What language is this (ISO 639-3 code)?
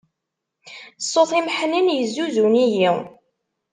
kab